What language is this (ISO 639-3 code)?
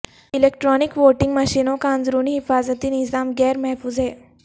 urd